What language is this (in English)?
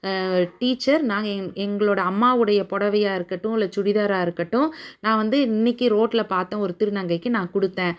Tamil